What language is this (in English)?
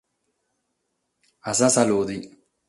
Sardinian